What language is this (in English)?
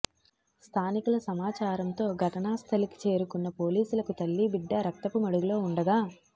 Telugu